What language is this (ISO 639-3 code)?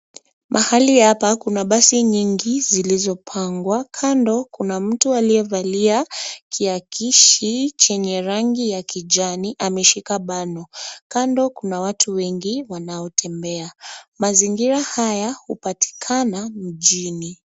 swa